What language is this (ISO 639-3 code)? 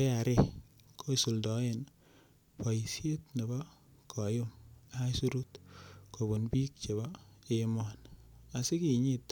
kln